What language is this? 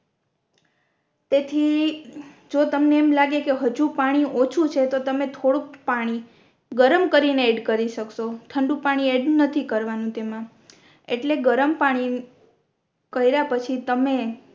Gujarati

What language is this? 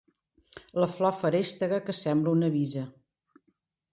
Catalan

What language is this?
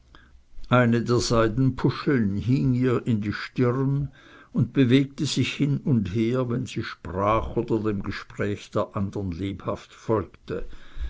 German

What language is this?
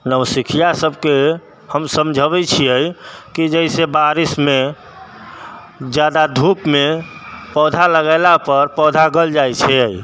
Maithili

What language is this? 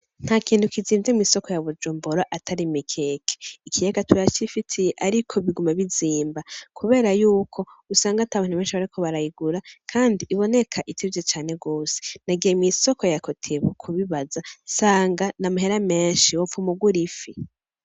Rundi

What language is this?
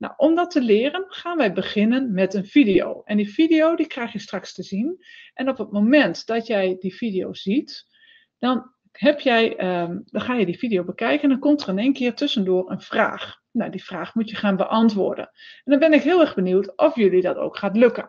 Dutch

